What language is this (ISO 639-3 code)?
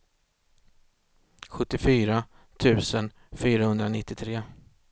swe